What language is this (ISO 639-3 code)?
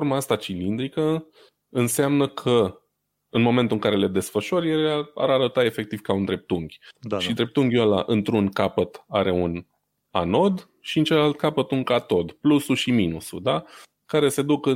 ron